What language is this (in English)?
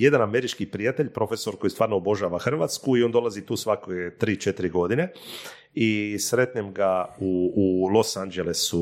Croatian